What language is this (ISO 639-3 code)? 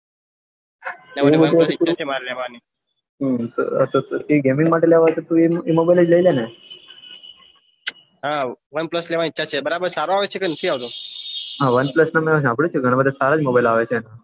guj